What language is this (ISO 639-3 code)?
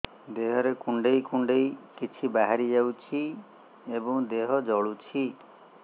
ori